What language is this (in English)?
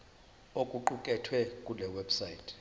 Zulu